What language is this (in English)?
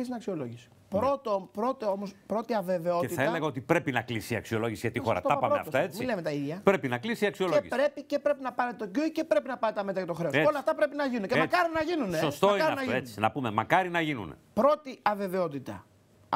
Greek